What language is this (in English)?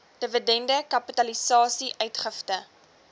Afrikaans